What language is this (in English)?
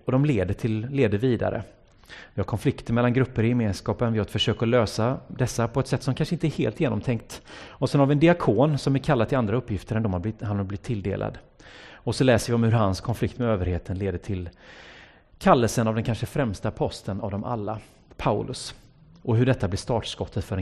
Swedish